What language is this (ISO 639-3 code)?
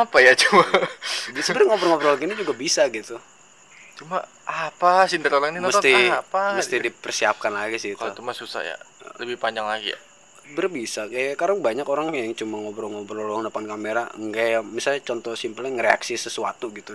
ind